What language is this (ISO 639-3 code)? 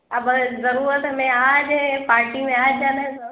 urd